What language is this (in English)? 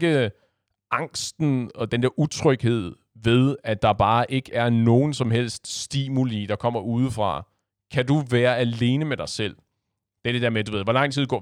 Danish